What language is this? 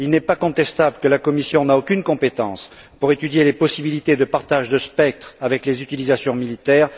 French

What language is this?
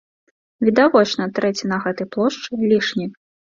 Belarusian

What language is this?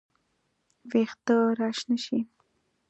Pashto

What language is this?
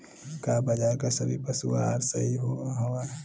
Bhojpuri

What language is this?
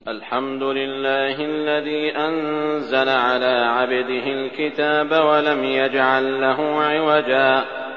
Arabic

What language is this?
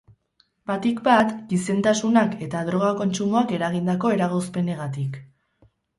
Basque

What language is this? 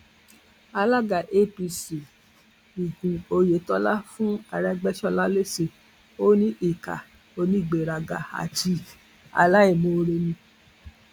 Yoruba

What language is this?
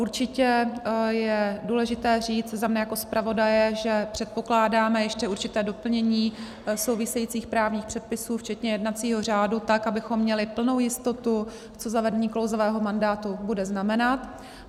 Czech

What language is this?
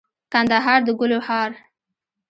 Pashto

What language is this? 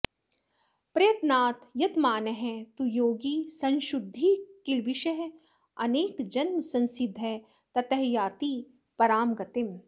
Sanskrit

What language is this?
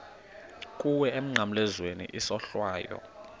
Xhosa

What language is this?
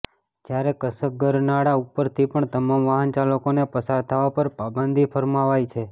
Gujarati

